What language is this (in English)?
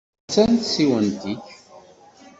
Kabyle